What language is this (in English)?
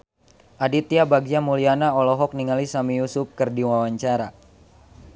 Sundanese